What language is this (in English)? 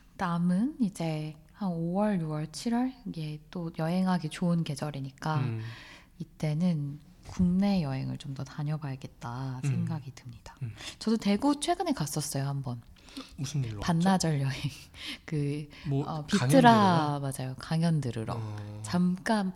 Korean